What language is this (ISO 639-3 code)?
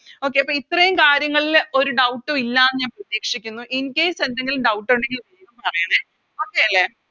mal